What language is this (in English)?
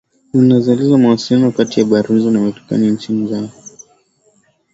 Swahili